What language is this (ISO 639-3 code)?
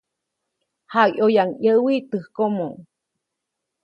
zoc